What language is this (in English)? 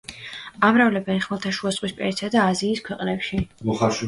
Georgian